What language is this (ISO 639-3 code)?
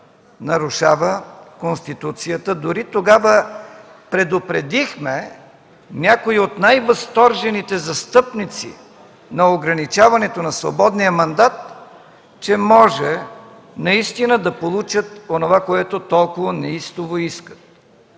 bul